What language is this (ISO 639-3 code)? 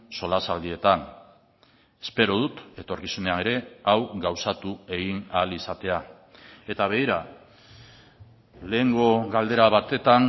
eus